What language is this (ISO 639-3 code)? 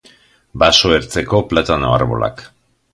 eus